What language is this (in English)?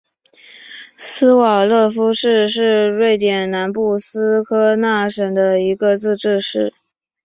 Chinese